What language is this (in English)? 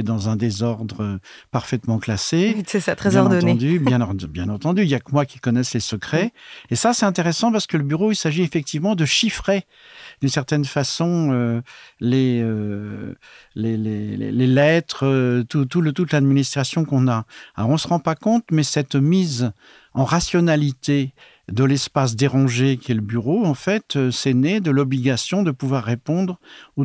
French